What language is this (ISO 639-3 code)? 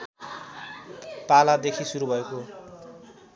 nep